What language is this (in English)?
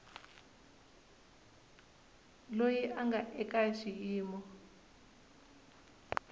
Tsonga